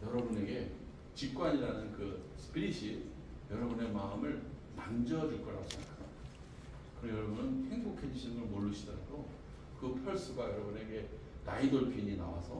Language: Korean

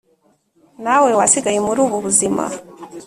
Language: Kinyarwanda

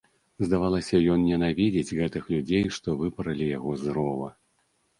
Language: Belarusian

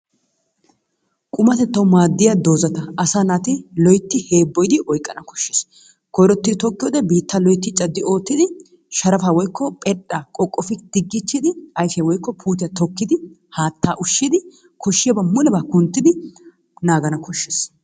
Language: Wolaytta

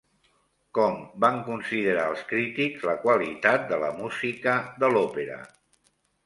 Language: Catalan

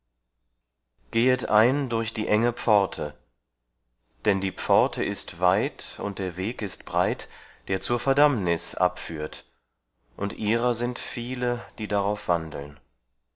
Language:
German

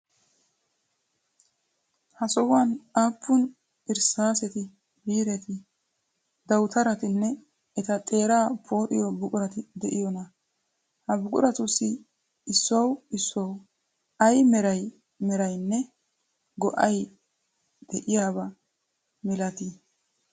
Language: Wolaytta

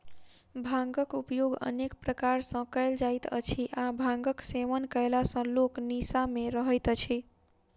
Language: Maithili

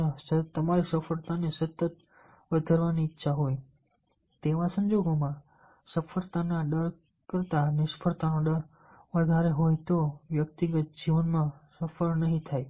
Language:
Gujarati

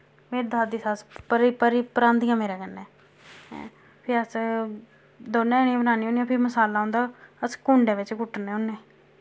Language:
Dogri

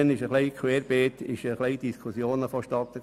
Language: Swiss German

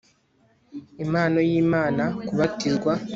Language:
Kinyarwanda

